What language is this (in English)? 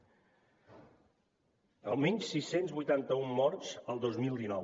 Catalan